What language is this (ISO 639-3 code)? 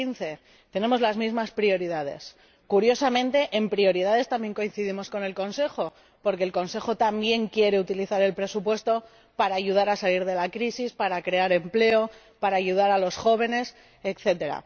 spa